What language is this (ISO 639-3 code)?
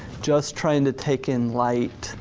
eng